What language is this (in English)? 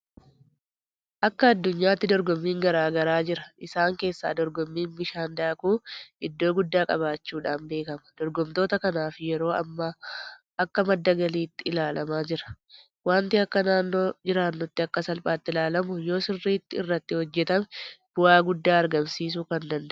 Oromo